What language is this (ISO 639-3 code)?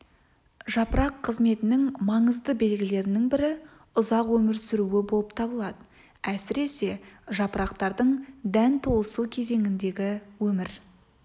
kaz